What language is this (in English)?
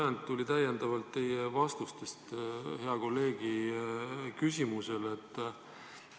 Estonian